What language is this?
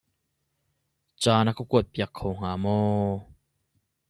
Hakha Chin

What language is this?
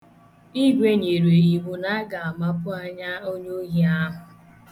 Igbo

